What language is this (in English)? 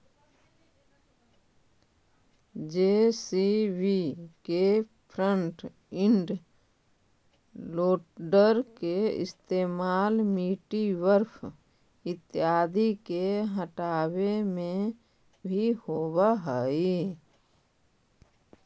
Magahi